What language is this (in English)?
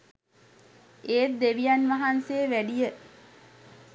Sinhala